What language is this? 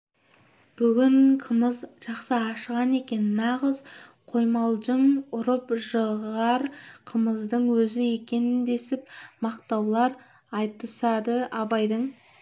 Kazakh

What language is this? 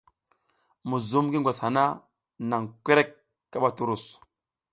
South Giziga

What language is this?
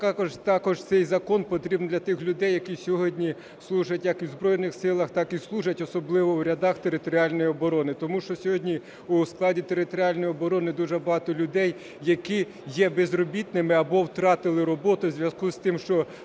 Ukrainian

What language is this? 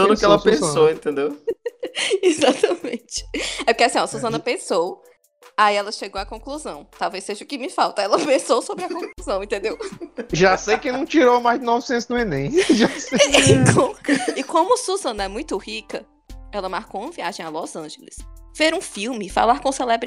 Portuguese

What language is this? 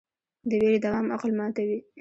Pashto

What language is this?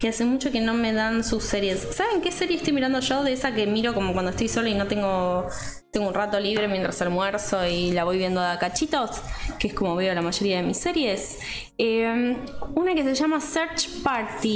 Spanish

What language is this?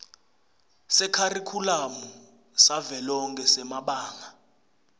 Swati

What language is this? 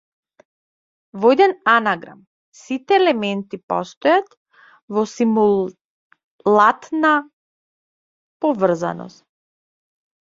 Macedonian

